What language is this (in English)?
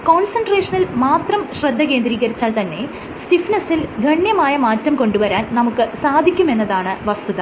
Malayalam